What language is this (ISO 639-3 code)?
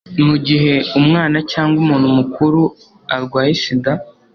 kin